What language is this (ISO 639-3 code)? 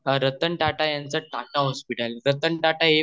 mar